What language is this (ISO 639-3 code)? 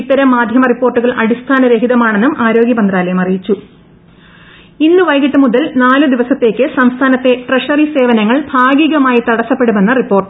mal